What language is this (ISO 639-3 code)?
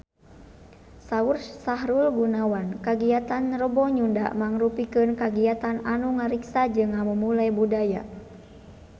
sun